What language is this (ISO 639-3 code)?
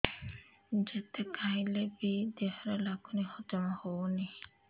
ori